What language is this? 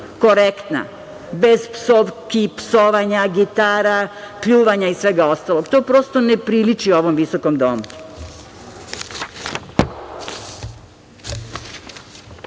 Serbian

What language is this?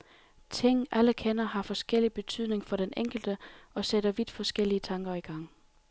Danish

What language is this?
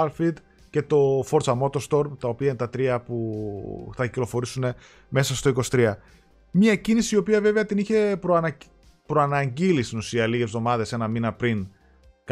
Greek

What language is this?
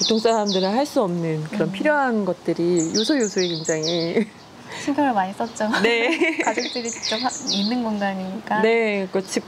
Korean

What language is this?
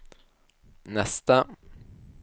Swedish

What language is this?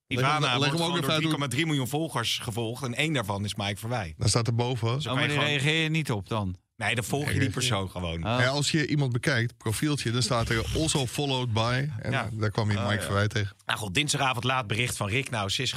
Dutch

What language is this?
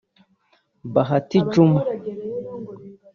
Kinyarwanda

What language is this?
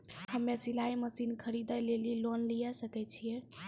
Maithili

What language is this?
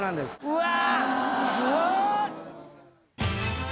Japanese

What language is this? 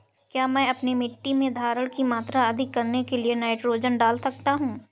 Hindi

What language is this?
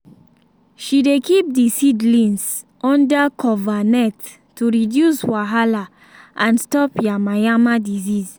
Nigerian Pidgin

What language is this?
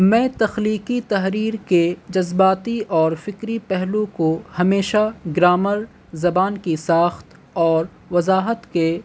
Urdu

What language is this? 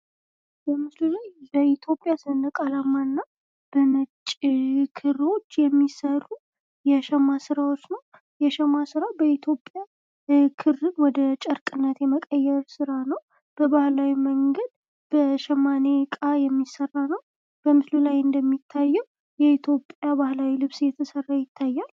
Amharic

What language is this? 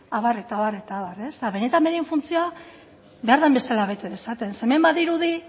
Basque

